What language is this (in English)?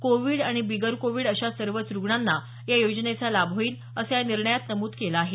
Marathi